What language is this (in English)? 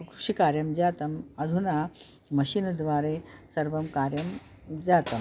Sanskrit